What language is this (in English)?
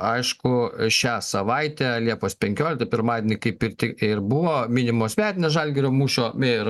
Lithuanian